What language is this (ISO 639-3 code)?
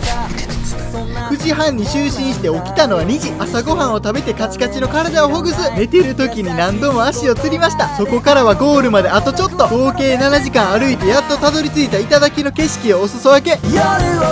jpn